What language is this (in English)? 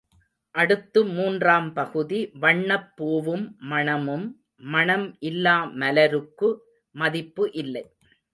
Tamil